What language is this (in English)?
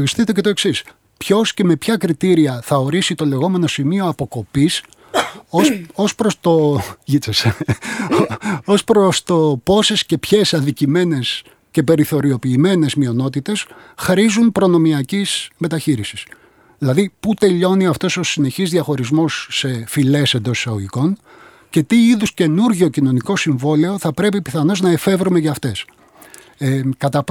Greek